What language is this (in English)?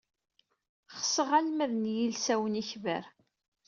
Kabyle